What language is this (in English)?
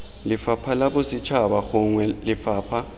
Tswana